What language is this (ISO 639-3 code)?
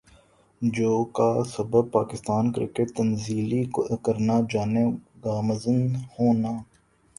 urd